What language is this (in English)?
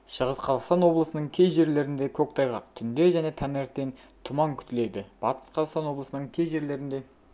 Kazakh